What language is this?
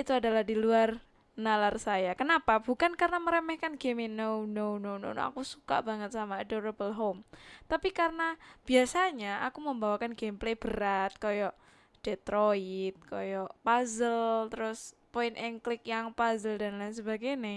Indonesian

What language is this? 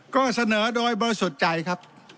Thai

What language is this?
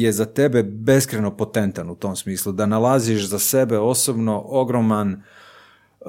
Croatian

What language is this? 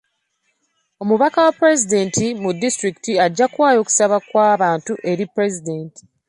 Ganda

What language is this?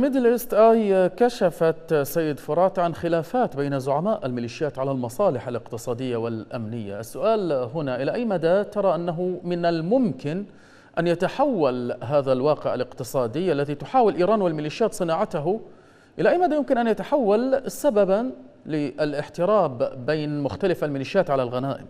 Arabic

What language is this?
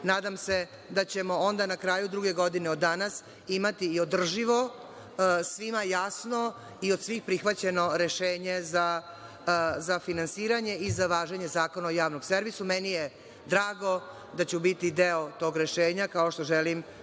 Serbian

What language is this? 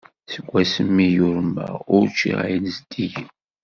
Kabyle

